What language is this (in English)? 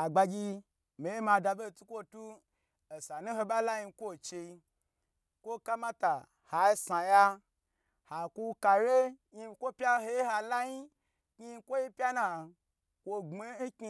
Gbagyi